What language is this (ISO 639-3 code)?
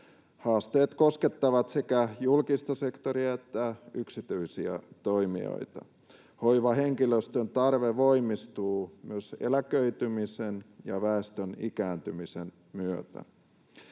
fin